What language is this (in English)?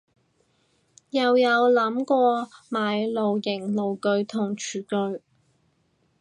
Cantonese